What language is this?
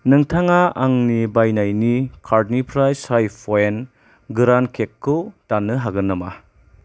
Bodo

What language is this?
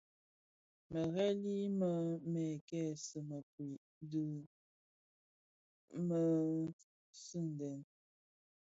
Bafia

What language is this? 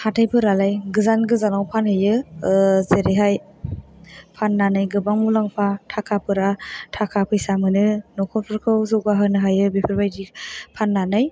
Bodo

